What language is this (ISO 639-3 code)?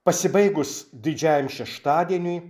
lit